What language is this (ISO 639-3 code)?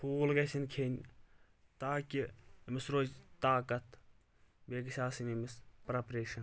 kas